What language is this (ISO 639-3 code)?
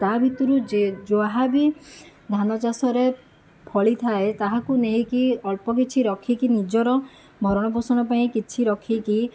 ori